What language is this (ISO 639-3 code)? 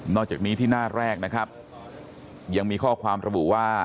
tha